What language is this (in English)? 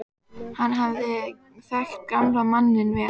Icelandic